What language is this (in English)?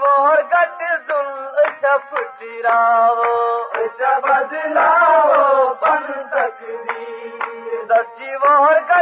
Urdu